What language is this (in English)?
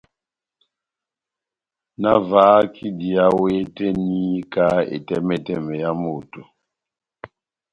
Batanga